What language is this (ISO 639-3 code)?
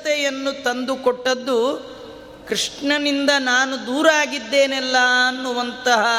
kan